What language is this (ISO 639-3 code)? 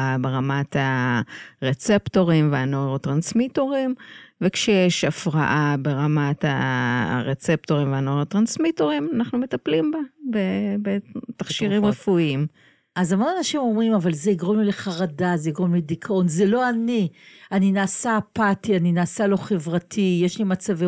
heb